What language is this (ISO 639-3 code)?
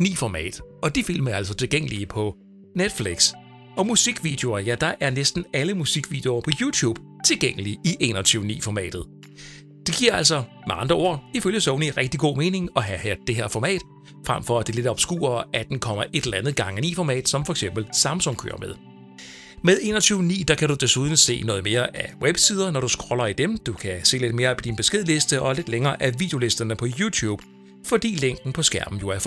dan